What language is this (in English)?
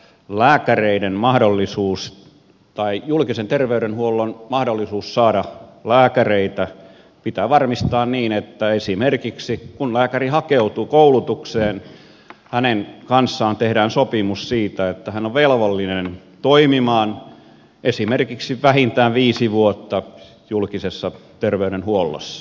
Finnish